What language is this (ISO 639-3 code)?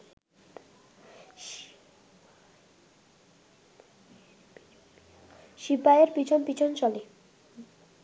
ben